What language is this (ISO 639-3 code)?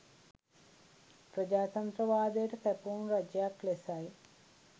sin